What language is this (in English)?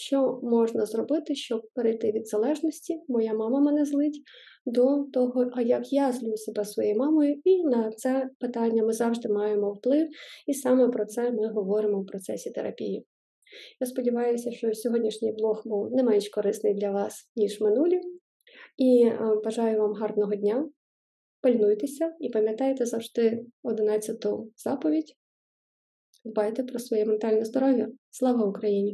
Ukrainian